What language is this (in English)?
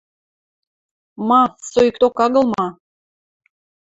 Western Mari